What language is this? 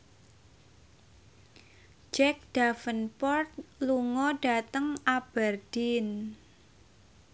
Javanese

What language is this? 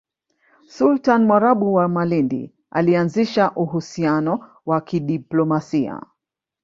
Swahili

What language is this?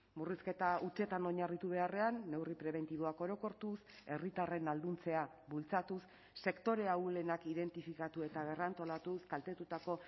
Basque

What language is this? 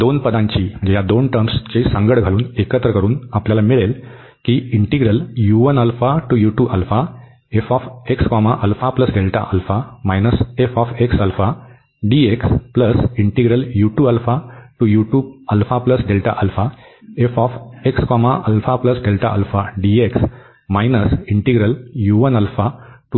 Marathi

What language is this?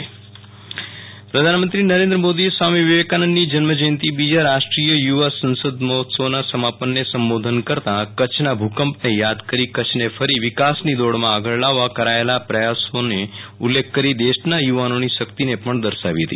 Gujarati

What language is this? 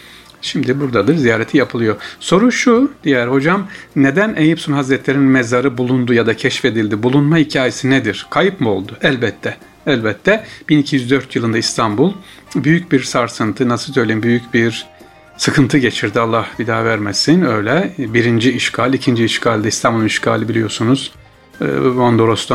Turkish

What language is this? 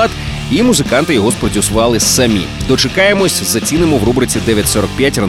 Ukrainian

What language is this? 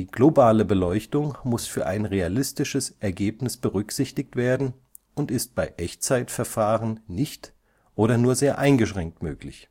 German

